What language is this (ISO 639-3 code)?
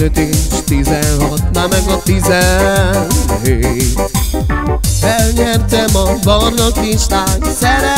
hun